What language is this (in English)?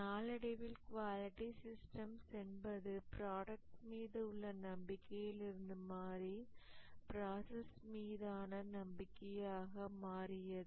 Tamil